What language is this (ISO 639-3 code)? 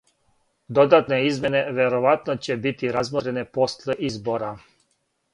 srp